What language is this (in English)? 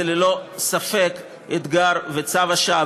Hebrew